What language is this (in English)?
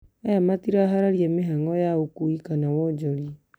Kikuyu